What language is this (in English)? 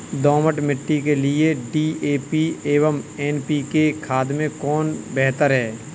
Hindi